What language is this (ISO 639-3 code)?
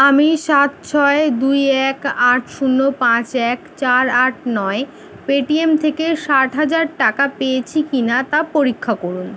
ben